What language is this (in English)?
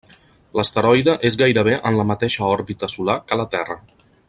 Catalan